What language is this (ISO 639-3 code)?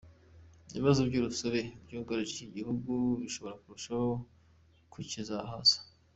kin